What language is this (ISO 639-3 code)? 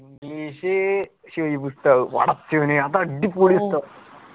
mal